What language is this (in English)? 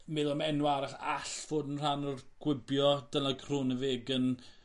Welsh